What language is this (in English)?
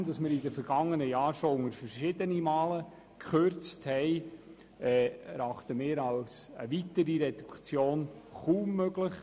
Swiss German